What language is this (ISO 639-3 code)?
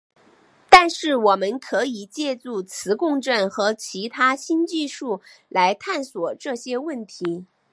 zho